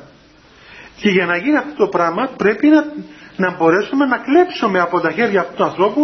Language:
Greek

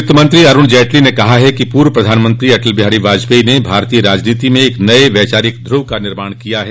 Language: Hindi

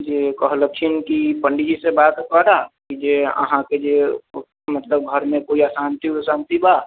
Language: Maithili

